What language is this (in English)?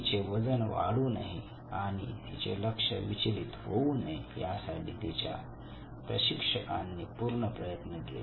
Marathi